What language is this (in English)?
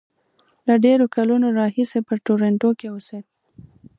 Pashto